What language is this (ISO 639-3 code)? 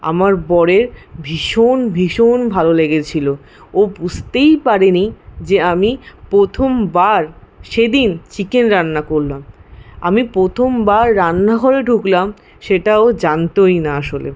ben